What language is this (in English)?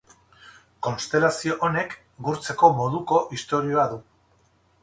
Basque